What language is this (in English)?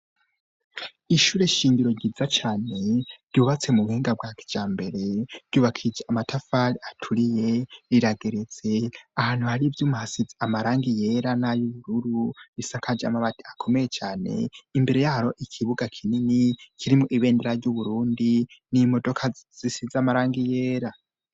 Rundi